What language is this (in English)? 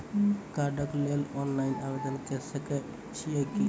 Maithili